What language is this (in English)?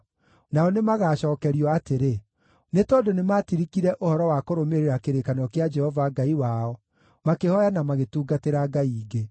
Kikuyu